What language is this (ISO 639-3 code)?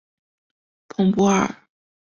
zho